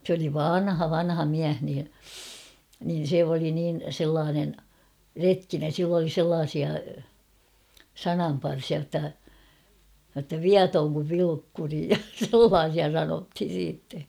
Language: Finnish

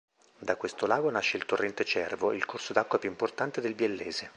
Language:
Italian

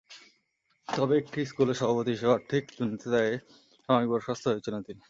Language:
Bangla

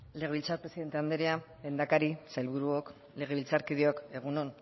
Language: Basque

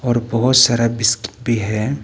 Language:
Hindi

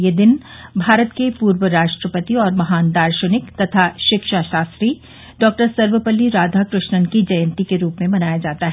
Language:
Hindi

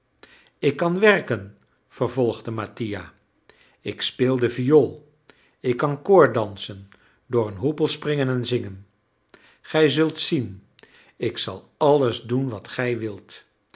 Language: Dutch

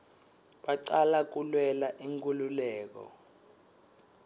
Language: Swati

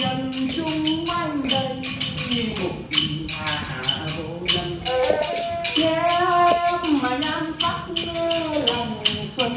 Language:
Vietnamese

